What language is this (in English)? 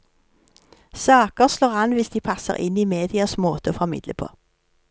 Norwegian